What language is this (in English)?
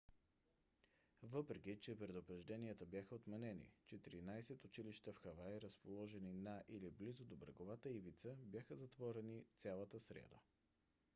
Bulgarian